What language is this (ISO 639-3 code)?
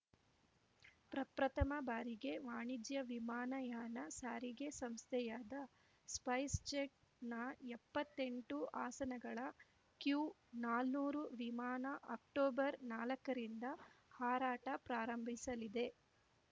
kan